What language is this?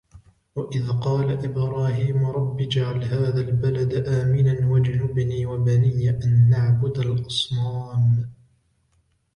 Arabic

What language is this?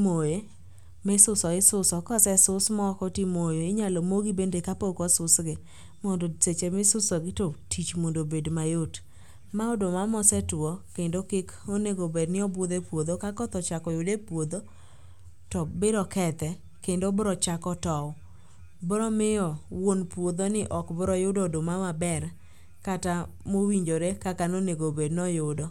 Luo (Kenya and Tanzania)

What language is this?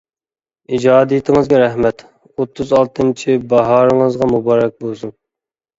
Uyghur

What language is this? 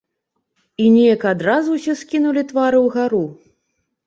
Belarusian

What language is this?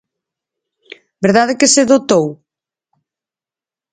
Galician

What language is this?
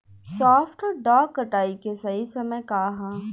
Bhojpuri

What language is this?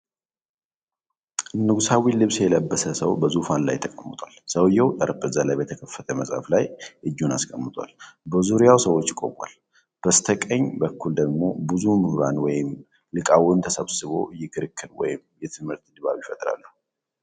Amharic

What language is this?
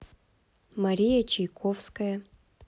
Russian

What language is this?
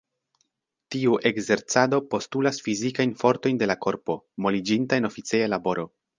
Esperanto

